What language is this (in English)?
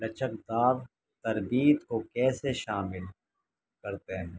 Urdu